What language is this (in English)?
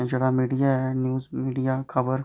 Dogri